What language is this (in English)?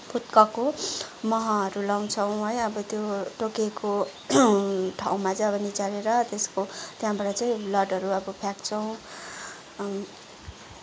Nepali